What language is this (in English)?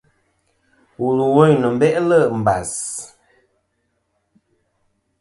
Kom